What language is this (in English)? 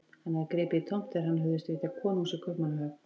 Icelandic